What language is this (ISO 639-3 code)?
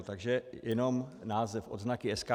ces